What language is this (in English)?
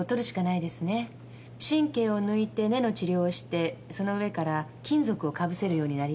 Japanese